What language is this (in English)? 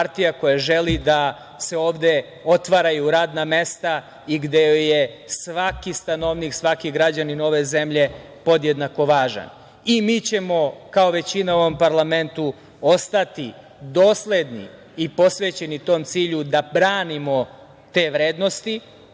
Serbian